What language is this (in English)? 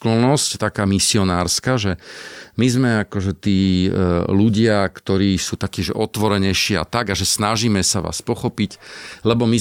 Slovak